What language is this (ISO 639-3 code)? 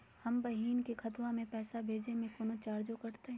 mag